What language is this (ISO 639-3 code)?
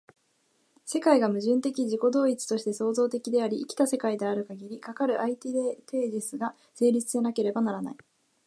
jpn